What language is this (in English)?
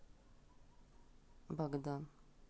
Russian